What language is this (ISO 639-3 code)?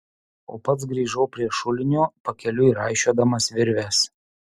lit